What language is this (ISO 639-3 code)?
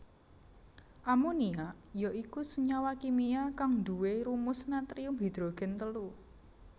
jav